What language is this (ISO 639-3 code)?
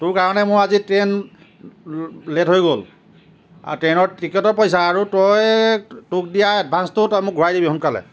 asm